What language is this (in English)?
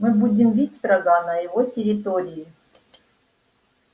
Russian